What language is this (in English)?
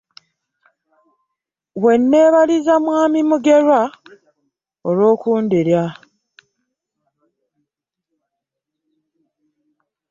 Ganda